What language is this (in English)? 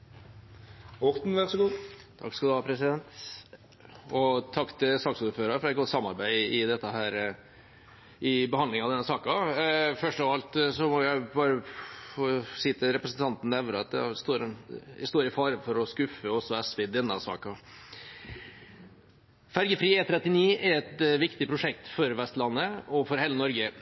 Norwegian Bokmål